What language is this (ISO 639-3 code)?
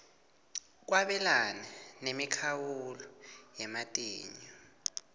ssw